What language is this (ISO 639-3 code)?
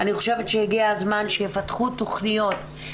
heb